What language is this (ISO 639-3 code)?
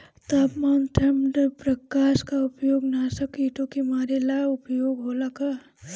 bho